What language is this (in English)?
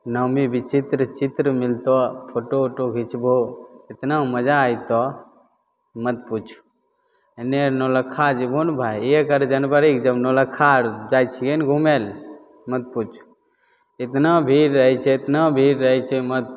Maithili